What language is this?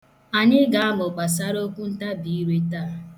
Igbo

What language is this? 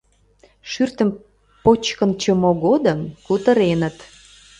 Mari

